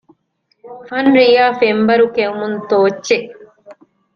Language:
Divehi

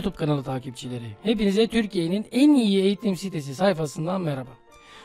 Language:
Turkish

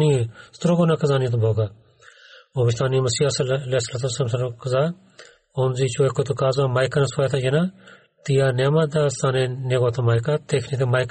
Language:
Bulgarian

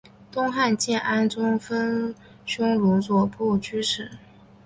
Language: Chinese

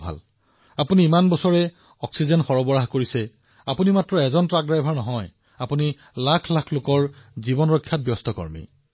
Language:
Assamese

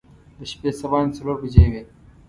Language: Pashto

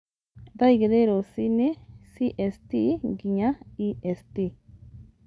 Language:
Kikuyu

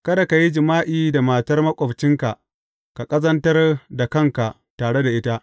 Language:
Hausa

